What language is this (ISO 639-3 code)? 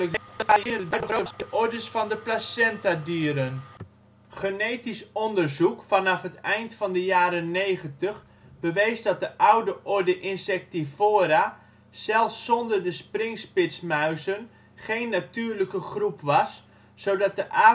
nld